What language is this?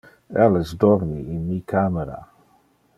Interlingua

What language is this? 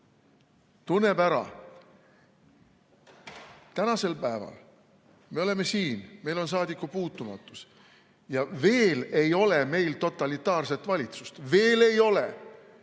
Estonian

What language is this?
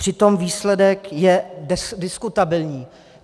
Czech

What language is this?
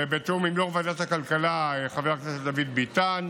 Hebrew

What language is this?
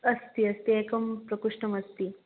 Sanskrit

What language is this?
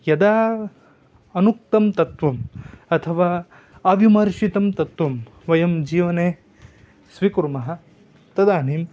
Sanskrit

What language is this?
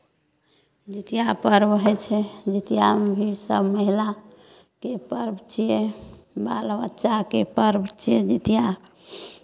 Maithili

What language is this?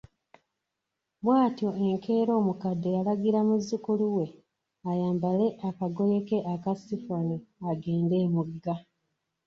Ganda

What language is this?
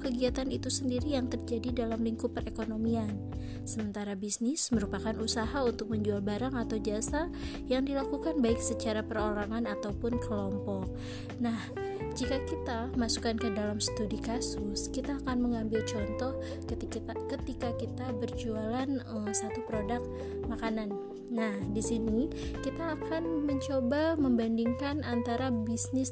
Indonesian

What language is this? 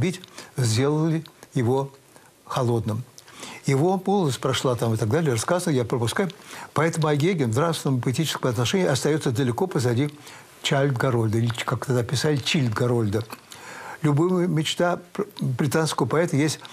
Russian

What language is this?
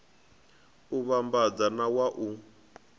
Venda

